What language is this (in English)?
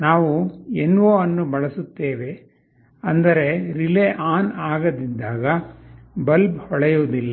Kannada